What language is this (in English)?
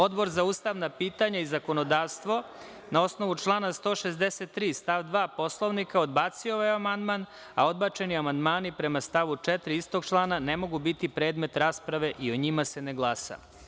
Serbian